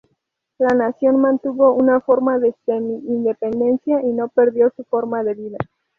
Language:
Spanish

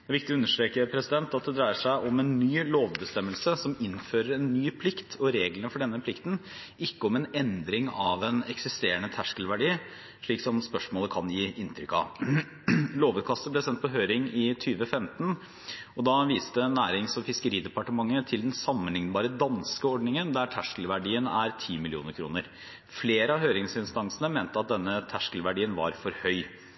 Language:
Norwegian Bokmål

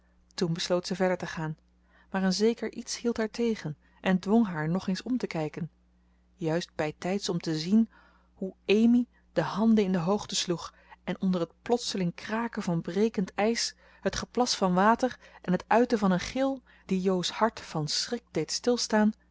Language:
Dutch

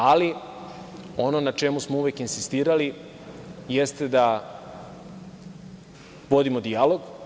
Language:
Serbian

